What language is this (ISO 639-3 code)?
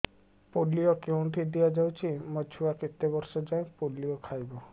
ori